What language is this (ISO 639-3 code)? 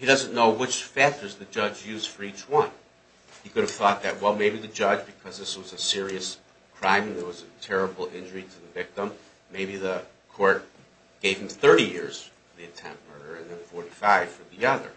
eng